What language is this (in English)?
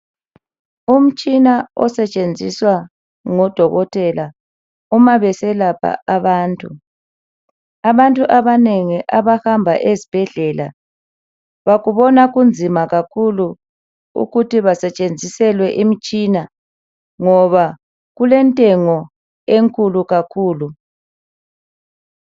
North Ndebele